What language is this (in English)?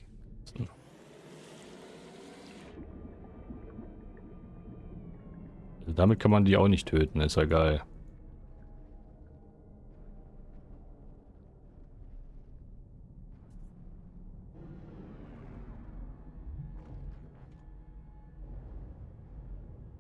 German